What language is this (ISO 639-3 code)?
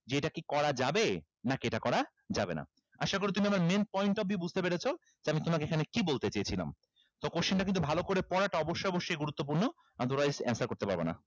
ben